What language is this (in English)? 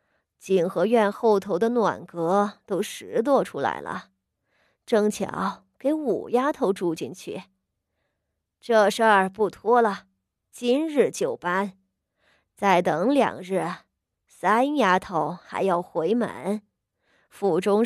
Chinese